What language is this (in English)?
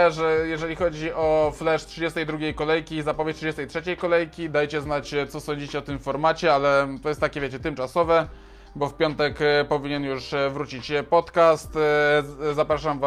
Polish